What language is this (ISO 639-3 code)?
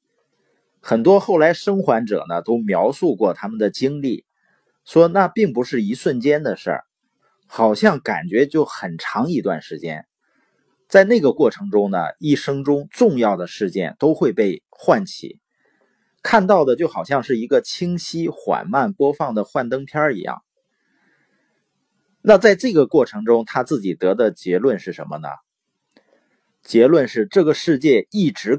zho